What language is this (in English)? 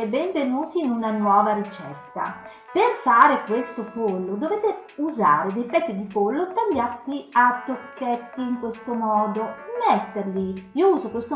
Italian